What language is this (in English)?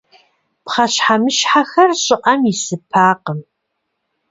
Kabardian